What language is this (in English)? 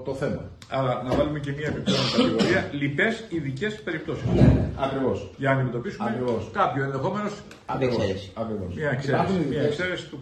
Greek